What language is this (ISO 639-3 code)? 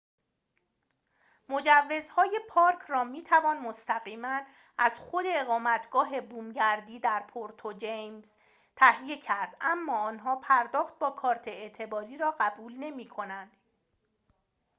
fas